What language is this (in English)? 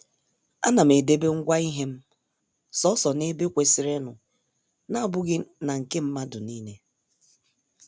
Igbo